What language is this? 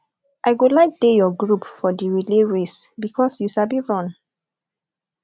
Nigerian Pidgin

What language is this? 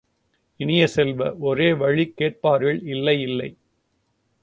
Tamil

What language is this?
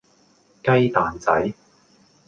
Cantonese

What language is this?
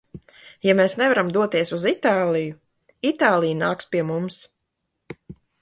Latvian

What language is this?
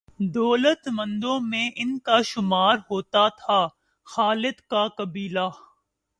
Urdu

